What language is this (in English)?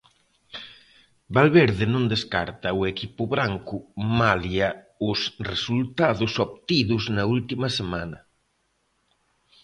Galician